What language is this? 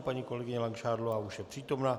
Czech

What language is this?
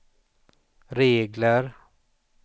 Swedish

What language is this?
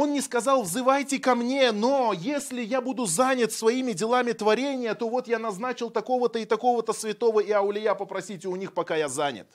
Russian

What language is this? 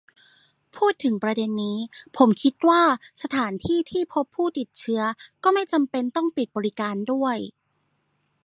Thai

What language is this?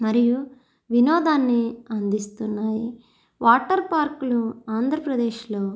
Telugu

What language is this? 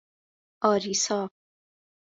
Persian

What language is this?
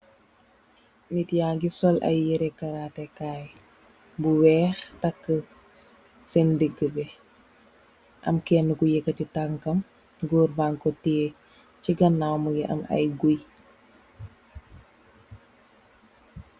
Wolof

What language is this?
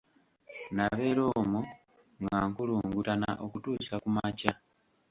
Ganda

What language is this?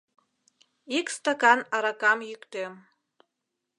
Mari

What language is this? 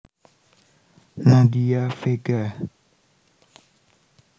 Javanese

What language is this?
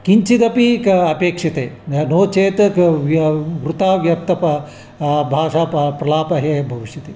Sanskrit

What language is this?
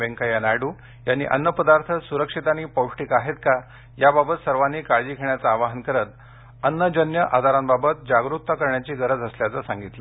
Marathi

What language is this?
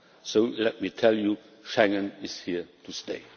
English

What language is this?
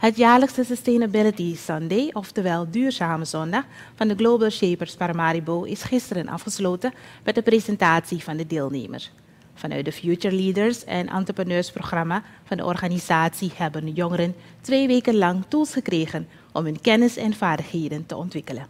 Dutch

